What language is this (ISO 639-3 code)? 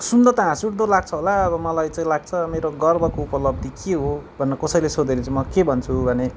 nep